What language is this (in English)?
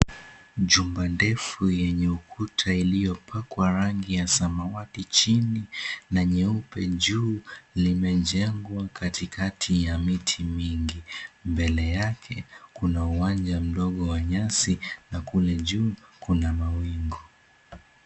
Swahili